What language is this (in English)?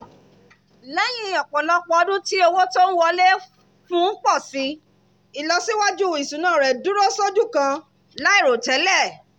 Yoruba